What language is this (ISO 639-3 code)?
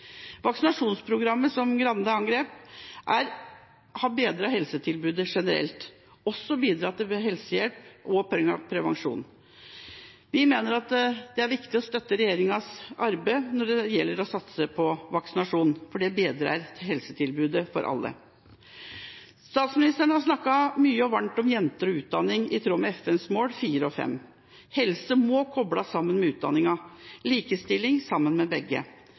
nob